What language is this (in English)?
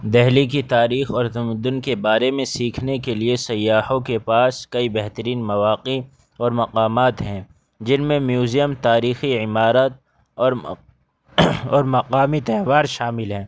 Urdu